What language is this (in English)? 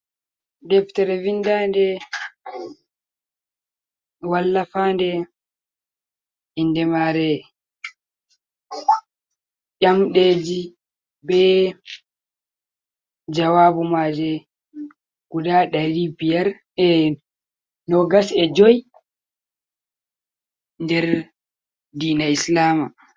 Fula